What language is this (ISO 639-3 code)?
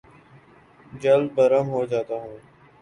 urd